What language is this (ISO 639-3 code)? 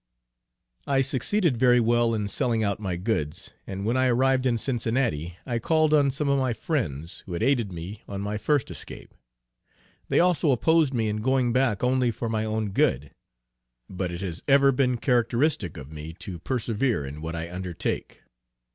eng